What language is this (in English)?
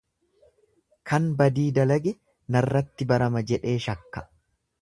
Oromo